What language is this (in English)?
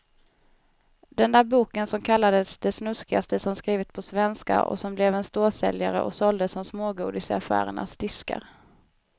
Swedish